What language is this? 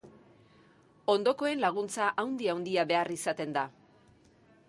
Basque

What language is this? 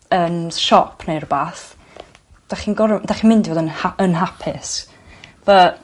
Welsh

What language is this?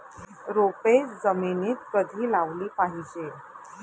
Marathi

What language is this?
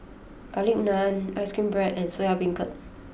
English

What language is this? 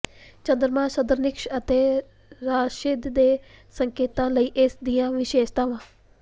Punjabi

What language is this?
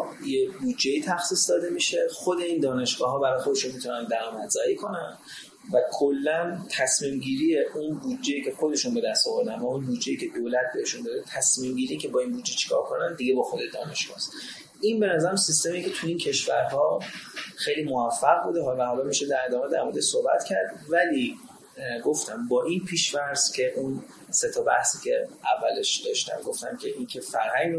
Persian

